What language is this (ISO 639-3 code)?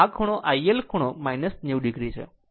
guj